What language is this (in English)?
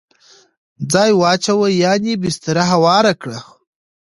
Pashto